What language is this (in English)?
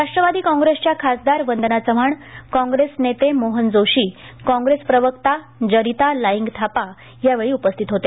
Marathi